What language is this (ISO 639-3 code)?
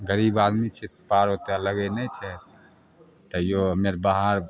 mai